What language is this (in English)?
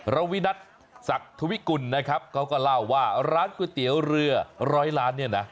Thai